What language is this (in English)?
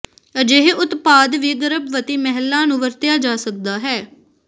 Punjabi